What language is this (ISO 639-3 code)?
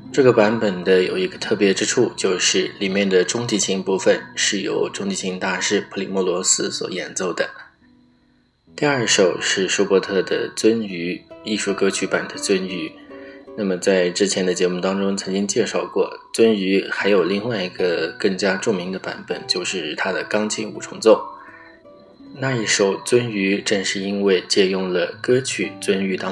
zho